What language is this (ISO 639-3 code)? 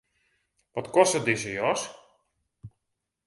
fry